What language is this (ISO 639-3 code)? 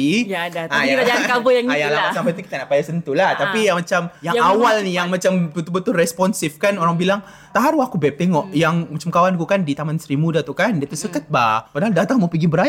msa